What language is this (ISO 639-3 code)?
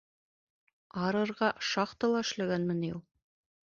bak